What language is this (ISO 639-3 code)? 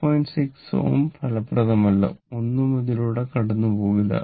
mal